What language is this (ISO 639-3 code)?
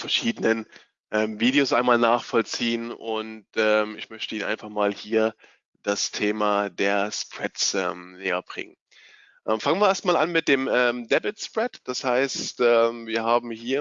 deu